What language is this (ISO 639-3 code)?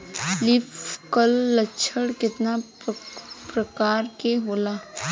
bho